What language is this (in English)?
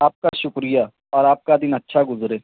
Urdu